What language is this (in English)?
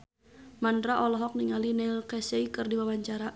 Sundanese